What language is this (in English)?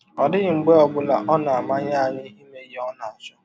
Igbo